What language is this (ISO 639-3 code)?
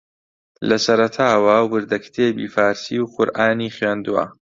ckb